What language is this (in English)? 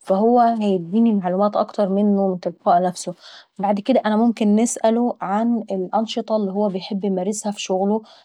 Saidi Arabic